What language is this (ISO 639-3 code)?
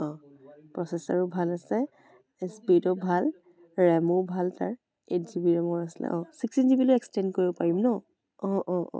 asm